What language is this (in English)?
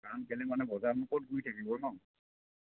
Assamese